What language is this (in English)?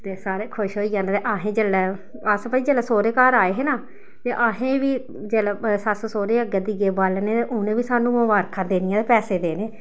Dogri